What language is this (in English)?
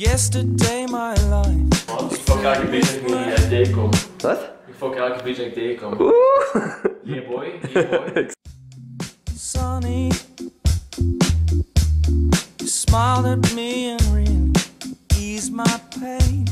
Dutch